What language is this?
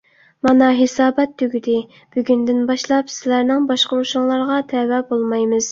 Uyghur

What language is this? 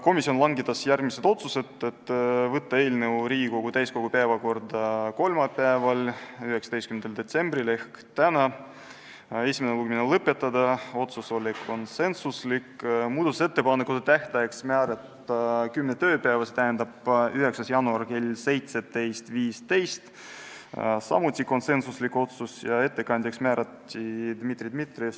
Estonian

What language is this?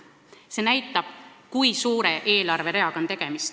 Estonian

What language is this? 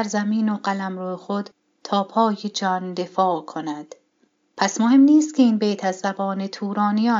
Persian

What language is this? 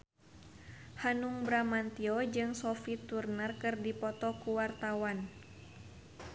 Sundanese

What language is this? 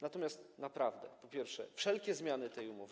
Polish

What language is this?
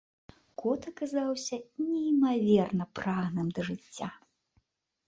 Belarusian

